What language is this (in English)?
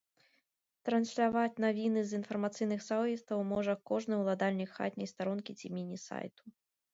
Belarusian